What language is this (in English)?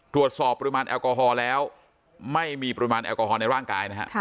Thai